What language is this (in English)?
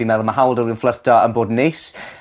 Welsh